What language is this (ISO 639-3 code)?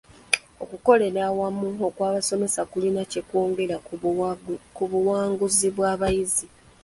lug